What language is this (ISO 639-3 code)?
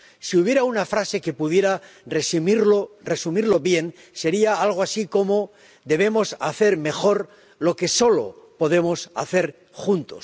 spa